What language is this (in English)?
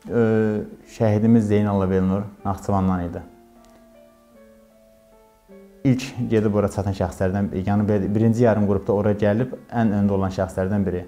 Turkish